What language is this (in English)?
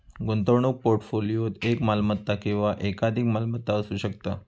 Marathi